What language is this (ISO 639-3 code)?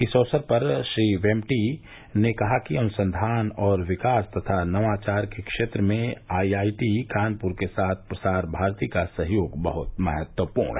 hin